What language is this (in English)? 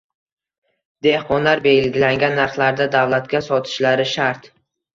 Uzbek